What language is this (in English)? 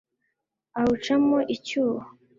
Kinyarwanda